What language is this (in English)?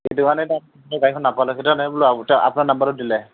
Assamese